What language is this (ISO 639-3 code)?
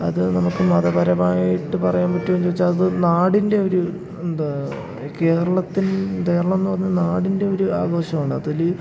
mal